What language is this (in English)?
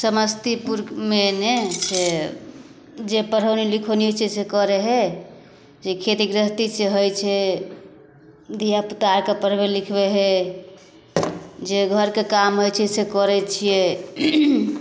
Maithili